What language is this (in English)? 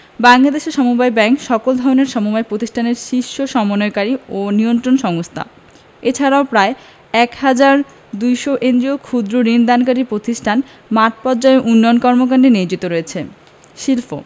Bangla